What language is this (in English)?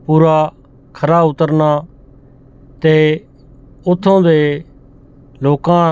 Punjabi